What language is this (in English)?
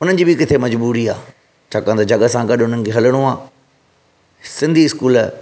Sindhi